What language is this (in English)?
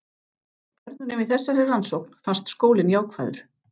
Icelandic